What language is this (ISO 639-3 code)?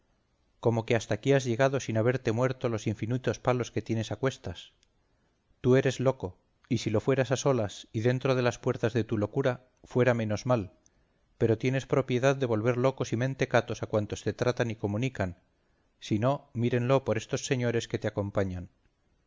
spa